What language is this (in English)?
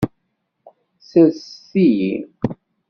Kabyle